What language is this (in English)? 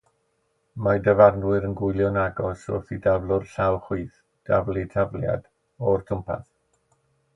Welsh